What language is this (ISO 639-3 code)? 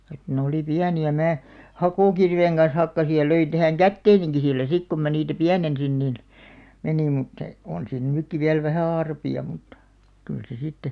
fin